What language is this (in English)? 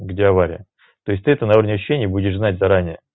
Russian